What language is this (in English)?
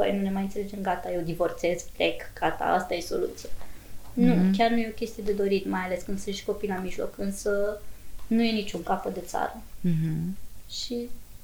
Romanian